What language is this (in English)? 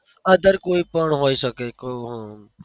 Gujarati